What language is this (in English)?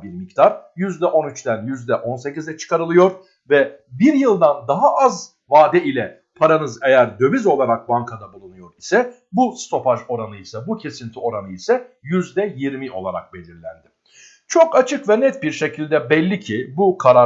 Turkish